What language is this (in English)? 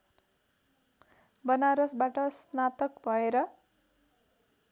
Nepali